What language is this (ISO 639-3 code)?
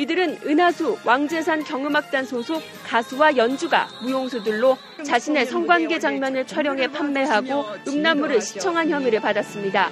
kor